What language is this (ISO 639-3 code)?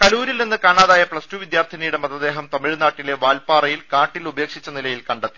mal